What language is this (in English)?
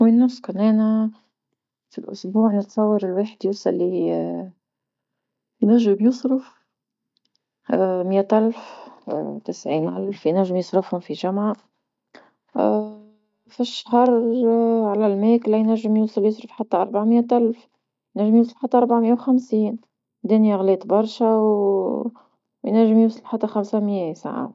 Tunisian Arabic